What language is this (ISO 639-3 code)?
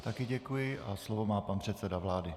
ces